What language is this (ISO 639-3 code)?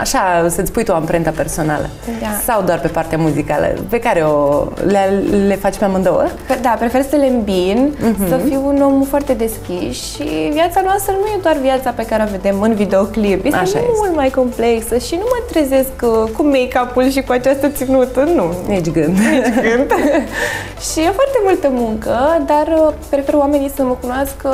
ron